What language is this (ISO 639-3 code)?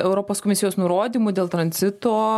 lit